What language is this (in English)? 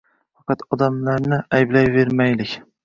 Uzbek